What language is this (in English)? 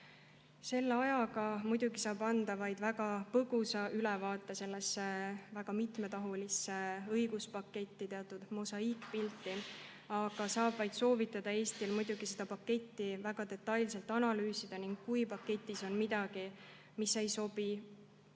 Estonian